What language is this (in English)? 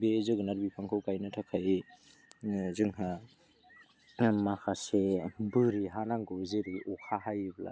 Bodo